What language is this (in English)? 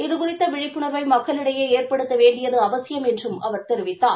Tamil